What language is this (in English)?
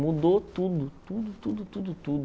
Portuguese